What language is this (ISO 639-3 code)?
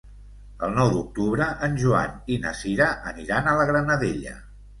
cat